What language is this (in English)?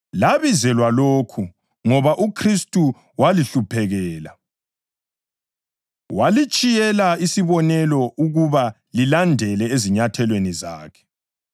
North Ndebele